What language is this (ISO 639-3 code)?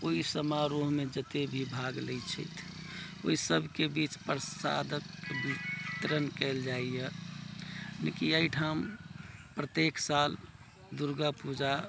mai